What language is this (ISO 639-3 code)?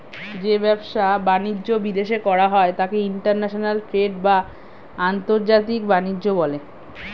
ben